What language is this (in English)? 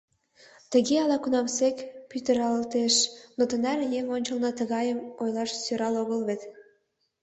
Mari